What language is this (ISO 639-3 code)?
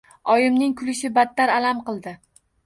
uzb